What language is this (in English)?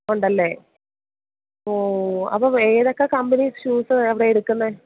Malayalam